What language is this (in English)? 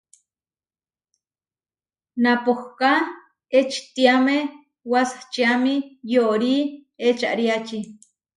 Huarijio